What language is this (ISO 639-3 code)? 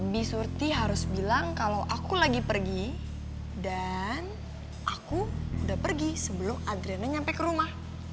ind